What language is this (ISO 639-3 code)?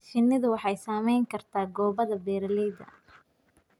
som